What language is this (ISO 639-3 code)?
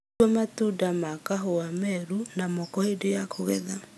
kik